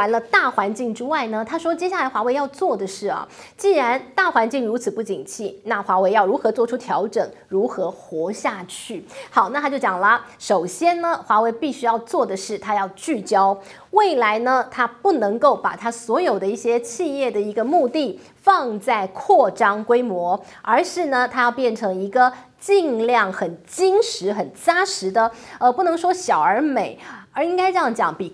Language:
Chinese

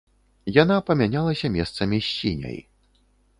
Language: Belarusian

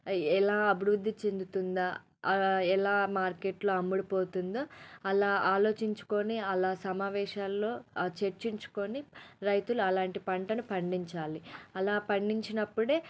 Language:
Telugu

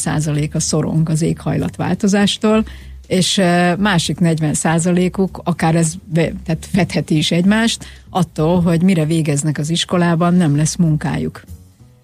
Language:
Hungarian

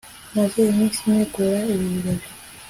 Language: Kinyarwanda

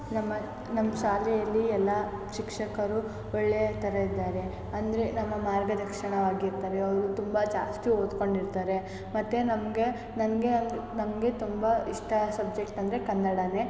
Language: Kannada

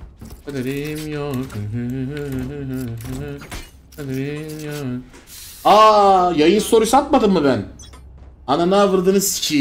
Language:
Turkish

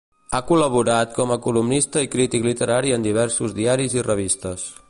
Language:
Catalan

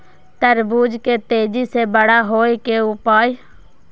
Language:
Maithili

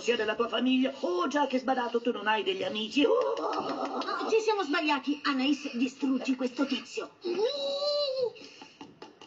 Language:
Italian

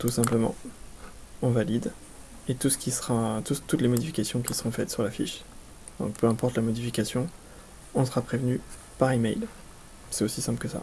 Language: French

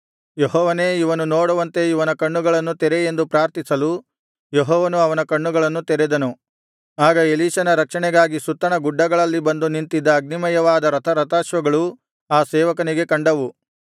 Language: Kannada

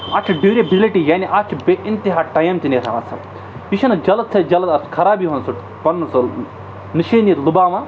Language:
Kashmiri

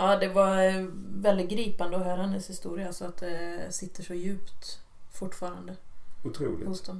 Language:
Swedish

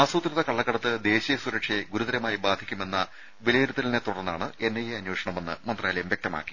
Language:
Malayalam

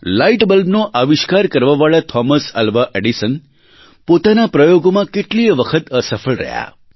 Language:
Gujarati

